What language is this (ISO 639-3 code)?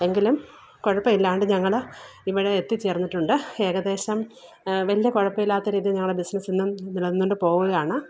mal